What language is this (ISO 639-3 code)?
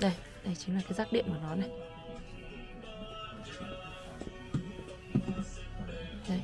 vie